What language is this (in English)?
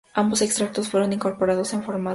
Spanish